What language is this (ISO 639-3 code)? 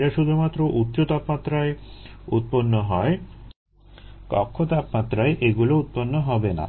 ben